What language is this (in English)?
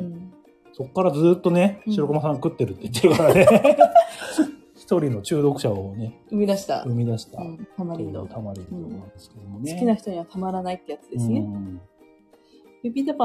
Japanese